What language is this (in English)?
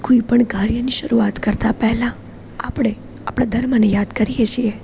Gujarati